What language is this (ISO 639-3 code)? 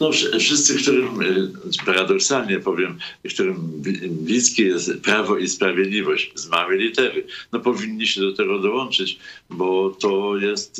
pol